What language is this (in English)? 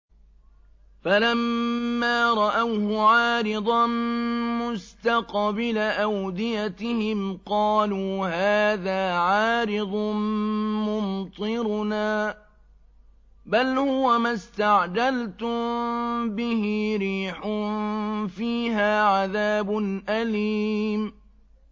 Arabic